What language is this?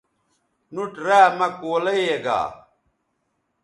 Bateri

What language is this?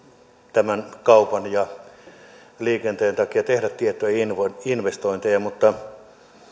Finnish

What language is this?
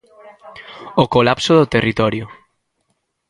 Galician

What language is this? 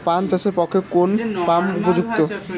Bangla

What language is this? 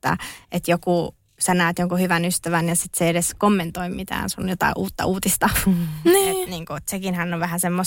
Finnish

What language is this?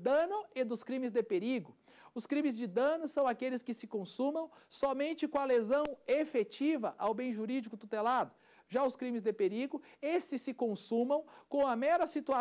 Portuguese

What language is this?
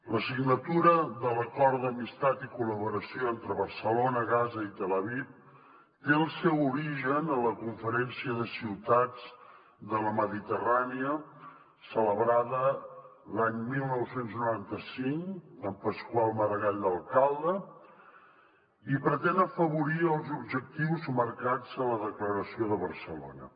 Catalan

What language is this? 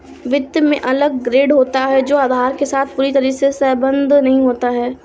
Hindi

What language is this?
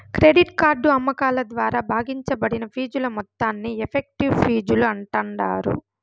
Telugu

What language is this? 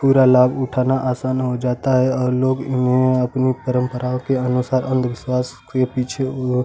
Hindi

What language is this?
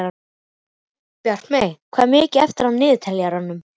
Icelandic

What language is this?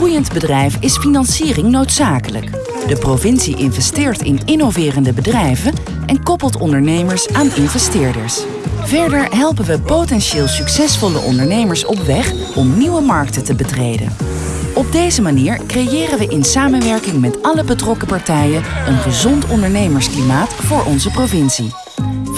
Dutch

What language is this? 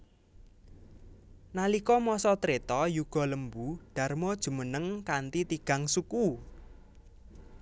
Javanese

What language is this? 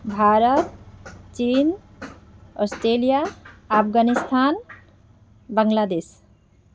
Assamese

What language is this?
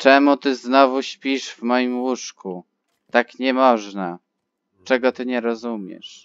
Polish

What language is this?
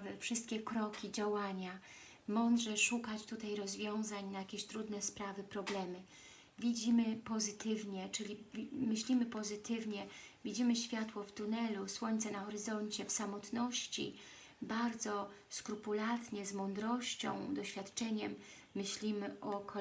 Polish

